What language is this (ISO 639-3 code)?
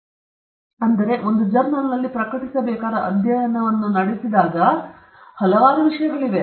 kan